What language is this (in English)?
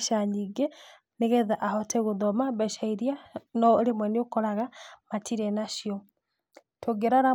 Kikuyu